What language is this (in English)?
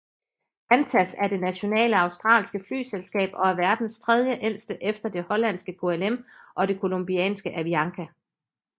Danish